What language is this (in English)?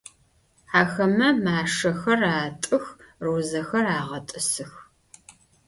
Adyghe